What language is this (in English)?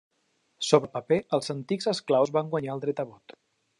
Catalan